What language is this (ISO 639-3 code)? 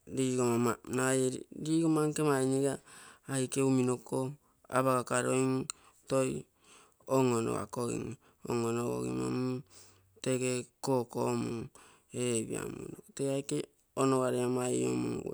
buo